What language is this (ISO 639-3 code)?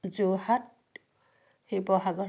asm